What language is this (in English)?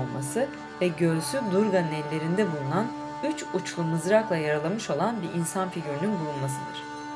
Turkish